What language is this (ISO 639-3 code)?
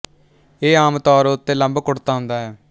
pan